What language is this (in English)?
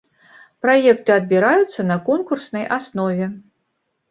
Belarusian